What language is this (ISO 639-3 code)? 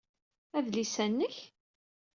kab